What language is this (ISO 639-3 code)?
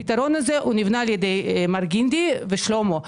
heb